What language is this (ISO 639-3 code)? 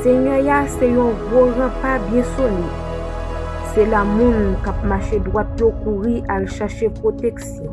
fra